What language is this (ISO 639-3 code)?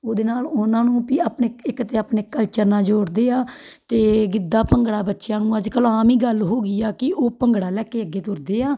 pan